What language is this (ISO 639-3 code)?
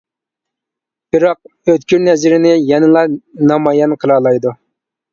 uig